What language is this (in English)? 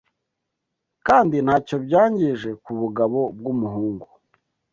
Kinyarwanda